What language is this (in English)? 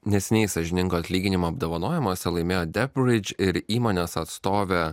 Lithuanian